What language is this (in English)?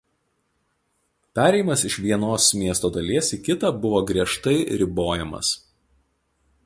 Lithuanian